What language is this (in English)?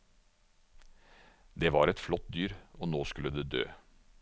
Norwegian